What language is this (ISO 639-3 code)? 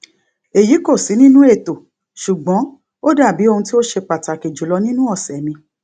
yor